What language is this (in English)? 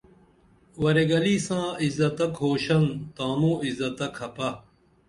Dameli